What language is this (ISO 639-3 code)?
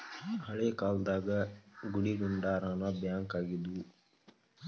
kan